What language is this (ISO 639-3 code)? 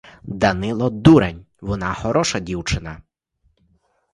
ukr